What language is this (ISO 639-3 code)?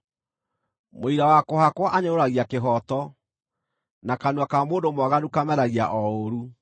kik